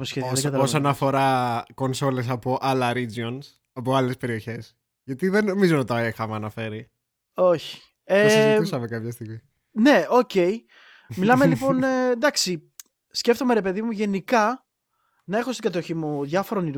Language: Greek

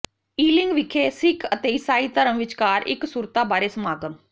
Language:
Punjabi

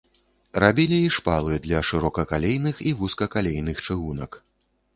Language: Belarusian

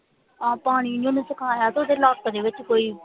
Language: Punjabi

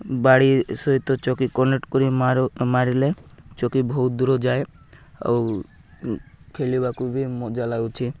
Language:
Odia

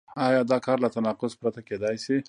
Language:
Pashto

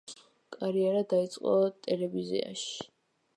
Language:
Georgian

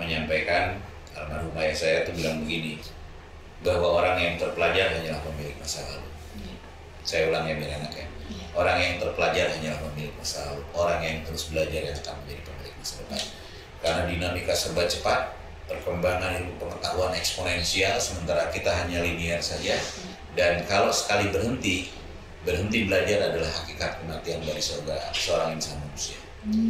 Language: Indonesian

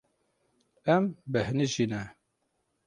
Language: Kurdish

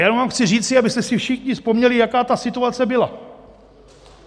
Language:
Czech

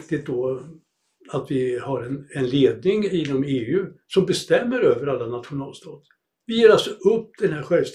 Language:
Swedish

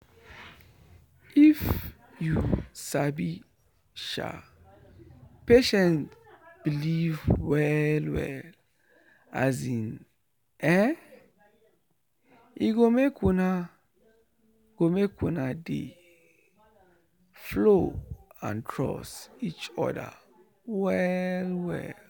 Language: Nigerian Pidgin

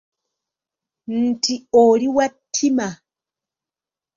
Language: Ganda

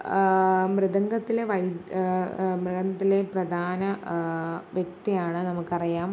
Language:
Malayalam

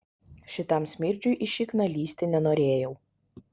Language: Lithuanian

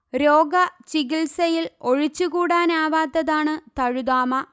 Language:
Malayalam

